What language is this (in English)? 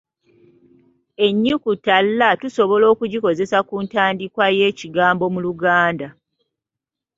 Ganda